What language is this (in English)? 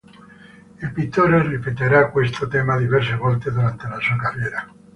Italian